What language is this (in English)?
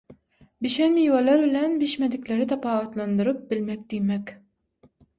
Turkmen